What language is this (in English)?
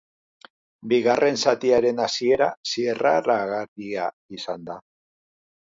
Basque